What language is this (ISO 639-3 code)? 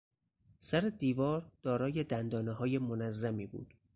fas